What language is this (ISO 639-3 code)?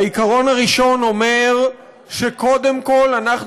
heb